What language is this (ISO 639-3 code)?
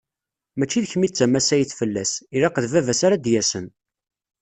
kab